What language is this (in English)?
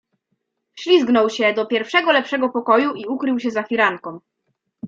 Polish